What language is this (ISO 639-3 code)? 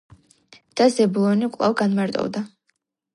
kat